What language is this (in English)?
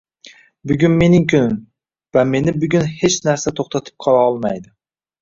Uzbek